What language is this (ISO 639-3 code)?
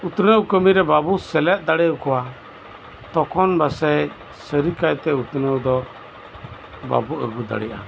sat